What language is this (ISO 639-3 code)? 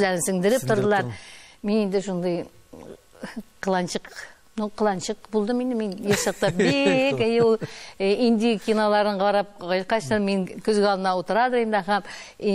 nld